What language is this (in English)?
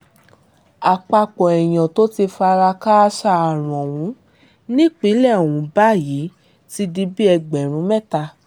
Yoruba